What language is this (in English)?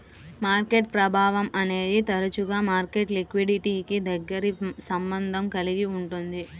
Telugu